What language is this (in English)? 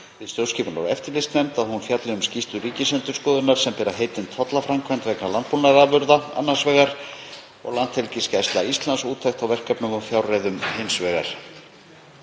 Icelandic